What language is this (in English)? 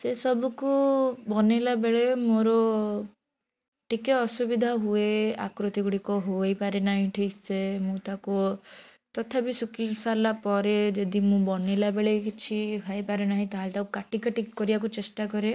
Odia